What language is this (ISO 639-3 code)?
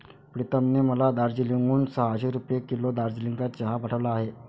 mar